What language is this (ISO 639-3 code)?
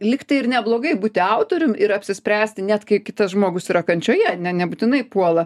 lit